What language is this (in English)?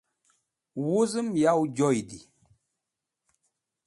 Wakhi